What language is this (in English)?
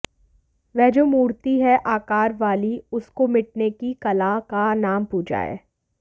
Hindi